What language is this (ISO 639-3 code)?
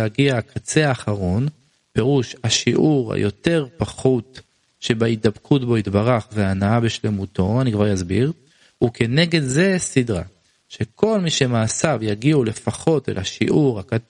heb